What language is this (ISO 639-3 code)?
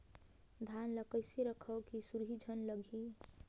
hne